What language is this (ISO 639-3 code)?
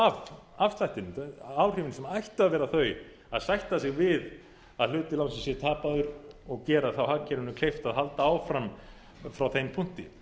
isl